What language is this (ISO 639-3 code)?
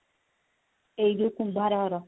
ori